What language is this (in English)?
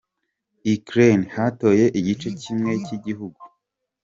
Kinyarwanda